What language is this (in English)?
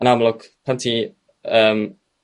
Welsh